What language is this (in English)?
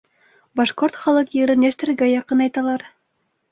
Bashkir